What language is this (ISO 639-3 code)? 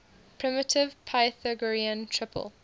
eng